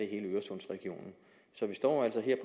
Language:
Danish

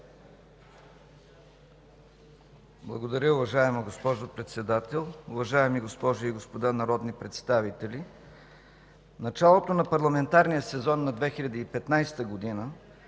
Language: Bulgarian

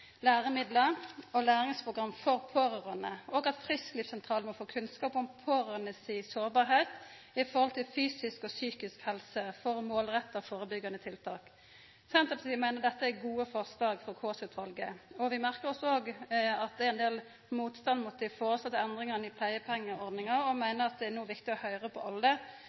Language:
Norwegian Nynorsk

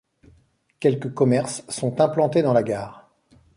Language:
French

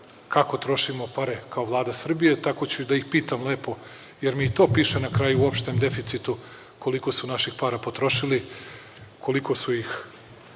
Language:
Serbian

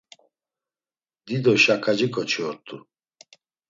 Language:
Laz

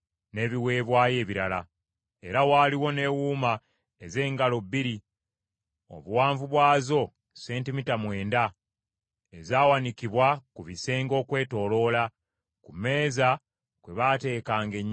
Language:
Ganda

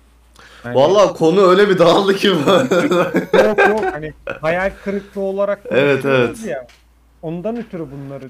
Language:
Turkish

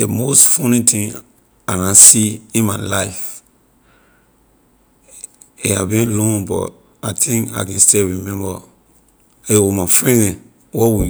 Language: Liberian English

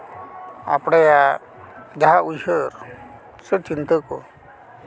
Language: Santali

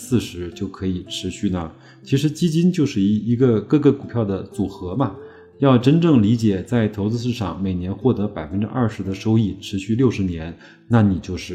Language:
Chinese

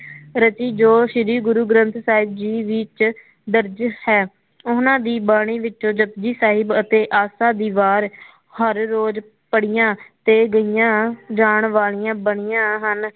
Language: Punjabi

